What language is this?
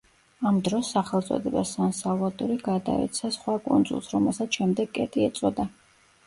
Georgian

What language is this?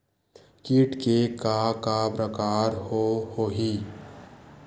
Chhattisgarhi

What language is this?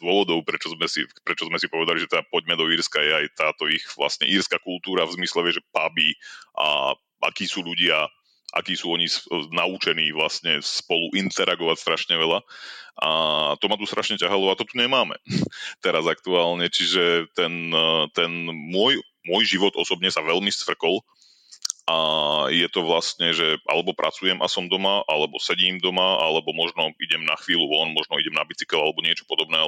Slovak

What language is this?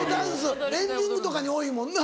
Japanese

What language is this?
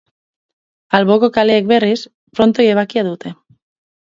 Basque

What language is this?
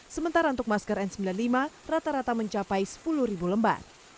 Indonesian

